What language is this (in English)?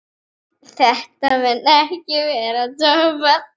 Icelandic